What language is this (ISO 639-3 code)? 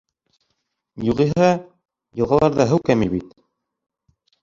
bak